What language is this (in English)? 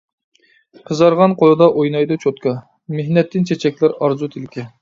Uyghur